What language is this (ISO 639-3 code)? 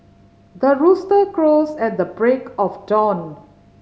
eng